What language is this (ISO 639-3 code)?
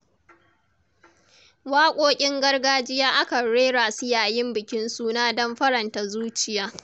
hau